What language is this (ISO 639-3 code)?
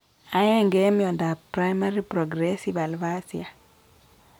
kln